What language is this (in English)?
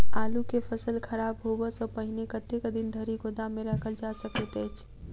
Maithili